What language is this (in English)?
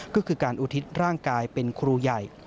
Thai